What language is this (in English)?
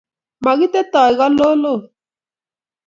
Kalenjin